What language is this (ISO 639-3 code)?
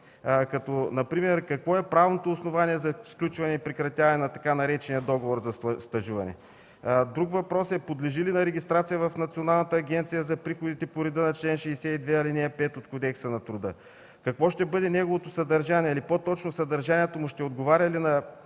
bul